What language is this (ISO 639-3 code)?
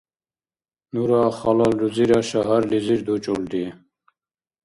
dar